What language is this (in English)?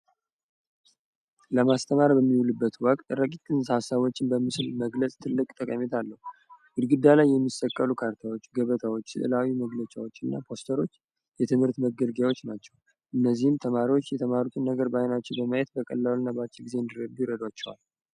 Amharic